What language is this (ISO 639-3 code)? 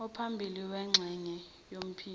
zul